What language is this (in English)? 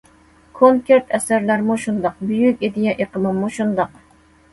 Uyghur